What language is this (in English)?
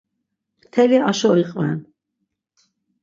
Laz